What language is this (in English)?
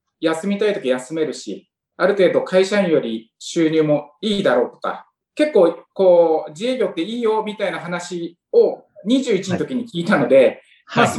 Japanese